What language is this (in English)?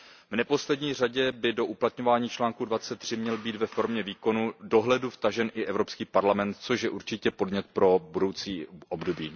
Czech